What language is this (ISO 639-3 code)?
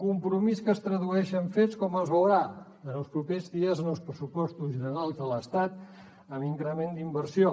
cat